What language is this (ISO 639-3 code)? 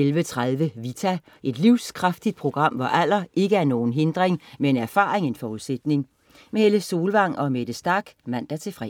dan